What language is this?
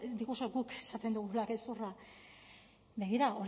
Basque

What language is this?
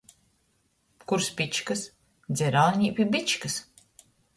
Latgalian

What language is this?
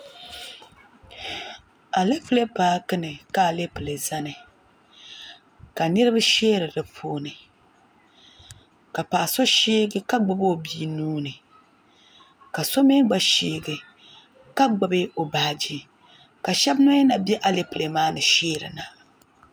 Dagbani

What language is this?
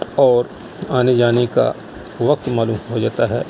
Urdu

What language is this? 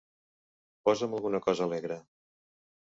Catalan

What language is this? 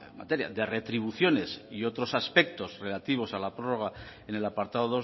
Spanish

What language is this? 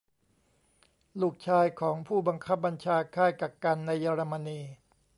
Thai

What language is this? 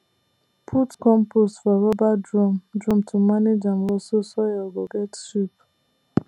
Nigerian Pidgin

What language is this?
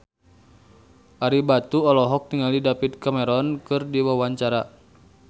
Sundanese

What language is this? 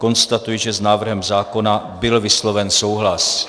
Czech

